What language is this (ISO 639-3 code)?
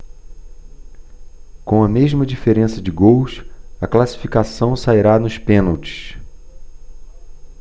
por